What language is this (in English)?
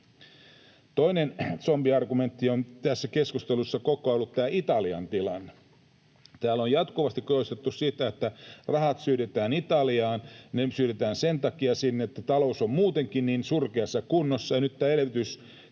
Finnish